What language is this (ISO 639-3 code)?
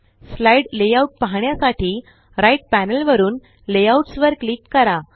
mar